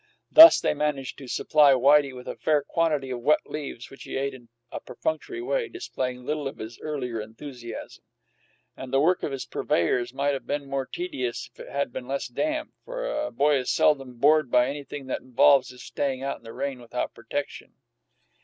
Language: English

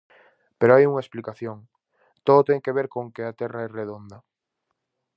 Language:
Galician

